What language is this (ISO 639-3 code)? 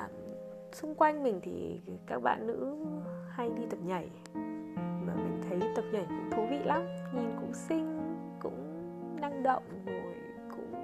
vie